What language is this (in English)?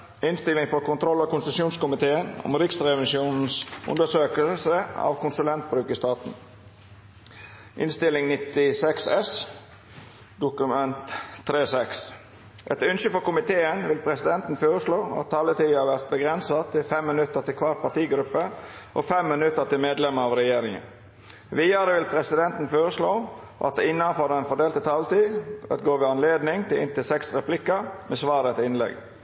Norwegian Nynorsk